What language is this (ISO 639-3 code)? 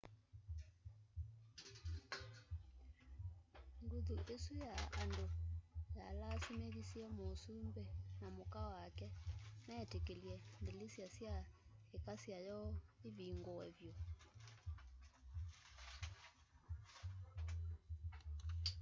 kam